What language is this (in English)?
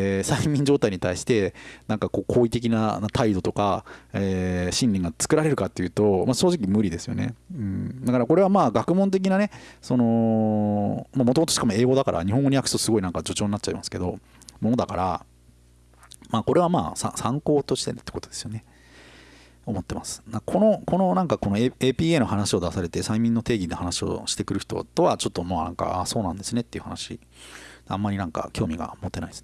Japanese